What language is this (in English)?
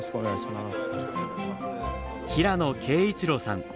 Japanese